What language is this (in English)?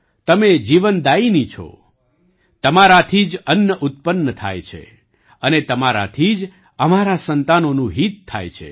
Gujarati